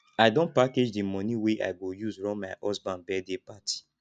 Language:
Nigerian Pidgin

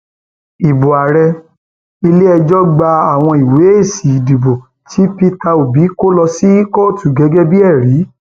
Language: Yoruba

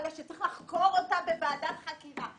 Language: Hebrew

